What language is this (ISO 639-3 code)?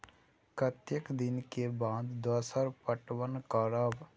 mai